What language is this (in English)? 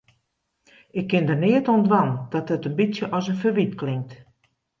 Western Frisian